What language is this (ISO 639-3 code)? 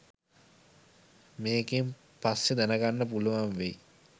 sin